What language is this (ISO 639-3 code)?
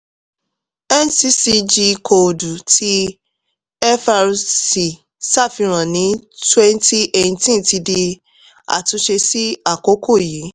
yor